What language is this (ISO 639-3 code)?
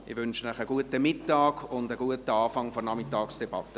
gsw